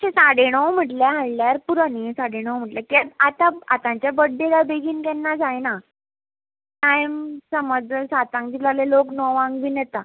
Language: Konkani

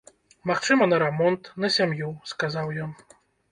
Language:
Belarusian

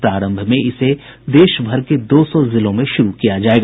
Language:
Hindi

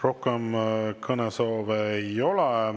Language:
Estonian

